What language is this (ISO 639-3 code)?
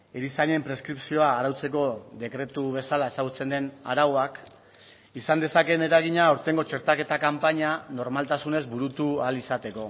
eus